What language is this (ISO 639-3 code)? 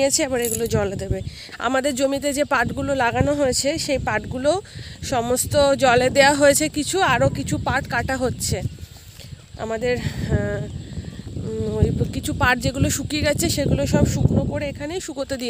hin